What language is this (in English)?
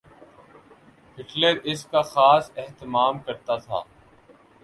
Urdu